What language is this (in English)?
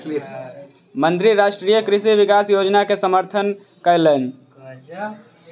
Maithili